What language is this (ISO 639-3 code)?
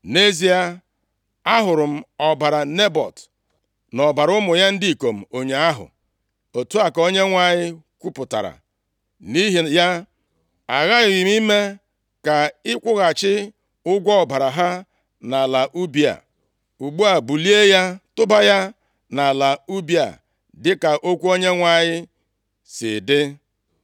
ibo